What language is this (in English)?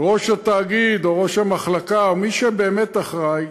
Hebrew